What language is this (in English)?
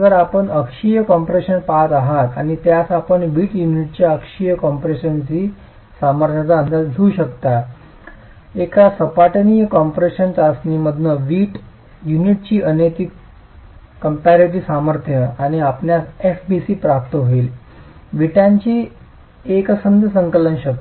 Marathi